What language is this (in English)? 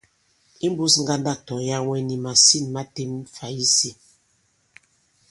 Bankon